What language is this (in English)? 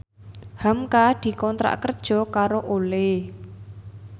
Javanese